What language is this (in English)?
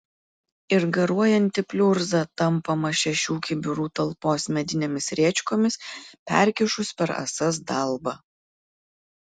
Lithuanian